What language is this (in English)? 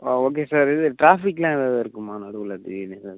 Tamil